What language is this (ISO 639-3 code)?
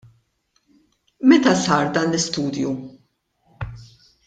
mlt